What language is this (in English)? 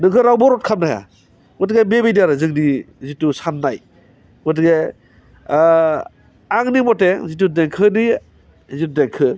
Bodo